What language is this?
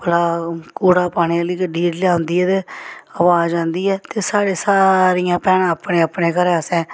Dogri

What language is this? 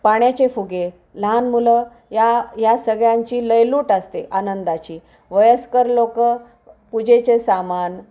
Marathi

